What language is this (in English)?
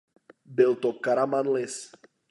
Czech